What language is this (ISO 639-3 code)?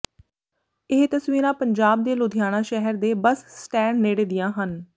pan